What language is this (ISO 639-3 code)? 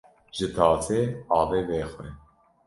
kur